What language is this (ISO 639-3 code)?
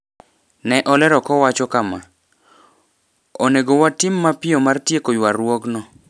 luo